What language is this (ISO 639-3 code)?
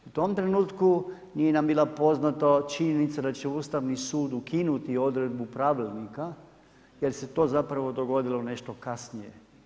hrv